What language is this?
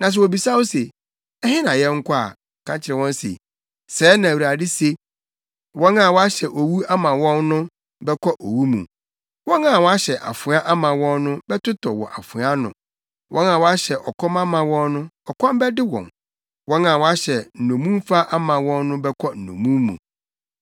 Akan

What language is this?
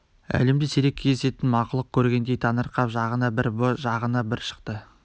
Kazakh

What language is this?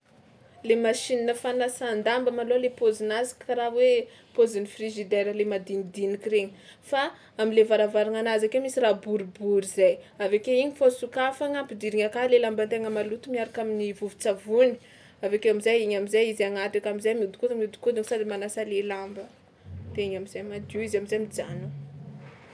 Tsimihety Malagasy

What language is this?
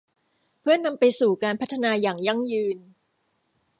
Thai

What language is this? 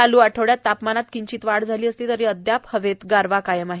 Marathi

